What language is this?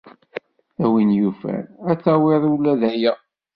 Kabyle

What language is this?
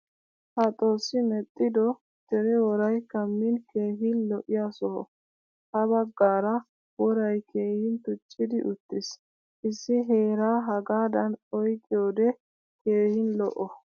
Wolaytta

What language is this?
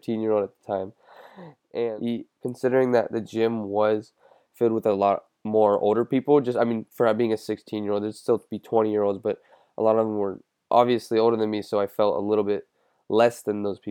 English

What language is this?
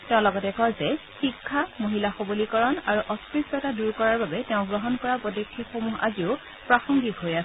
Assamese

